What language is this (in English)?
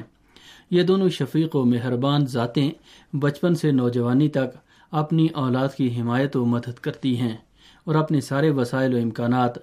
Urdu